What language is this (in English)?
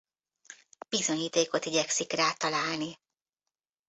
Hungarian